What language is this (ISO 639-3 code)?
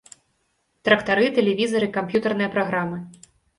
bel